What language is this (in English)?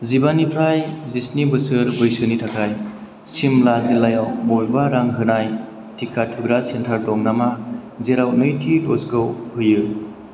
Bodo